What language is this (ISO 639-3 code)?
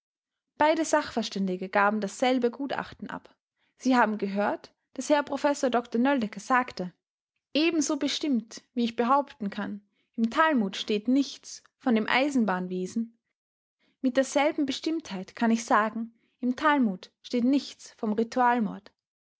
deu